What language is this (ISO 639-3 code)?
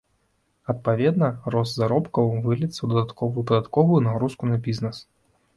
bel